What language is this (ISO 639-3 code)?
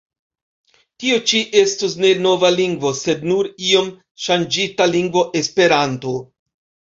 epo